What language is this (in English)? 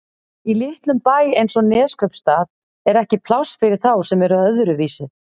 Icelandic